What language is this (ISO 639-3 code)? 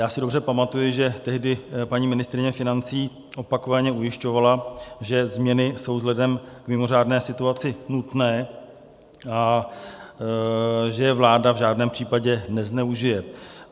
ces